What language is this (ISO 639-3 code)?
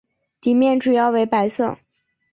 zho